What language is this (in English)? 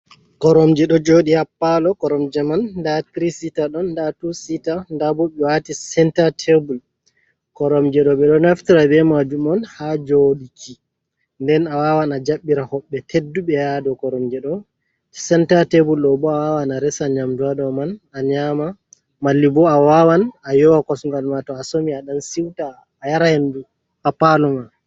Fula